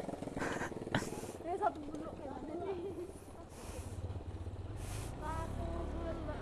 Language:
Indonesian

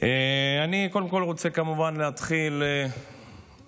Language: Hebrew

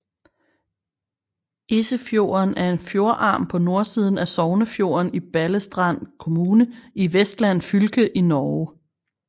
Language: Danish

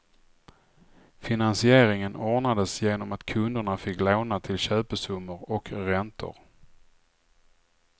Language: Swedish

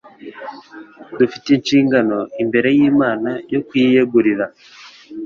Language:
Kinyarwanda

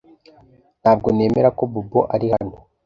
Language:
Kinyarwanda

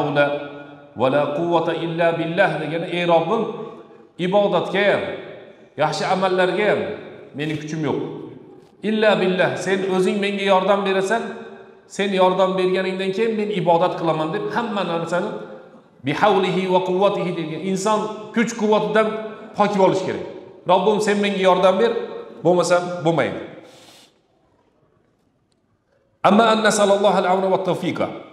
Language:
Turkish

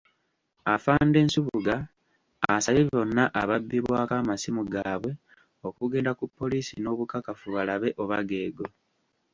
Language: Ganda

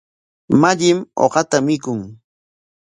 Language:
Corongo Ancash Quechua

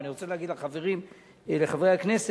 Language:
Hebrew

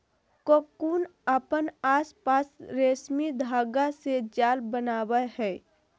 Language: Magahi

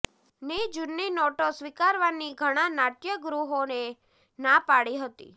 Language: Gujarati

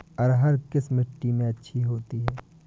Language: Hindi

